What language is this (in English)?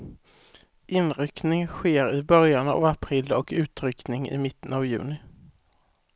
Swedish